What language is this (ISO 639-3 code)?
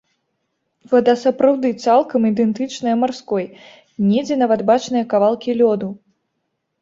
bel